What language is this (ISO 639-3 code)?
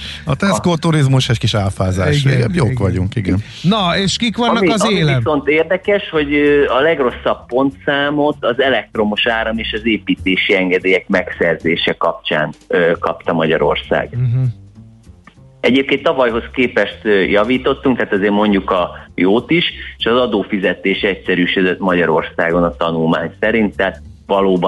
hun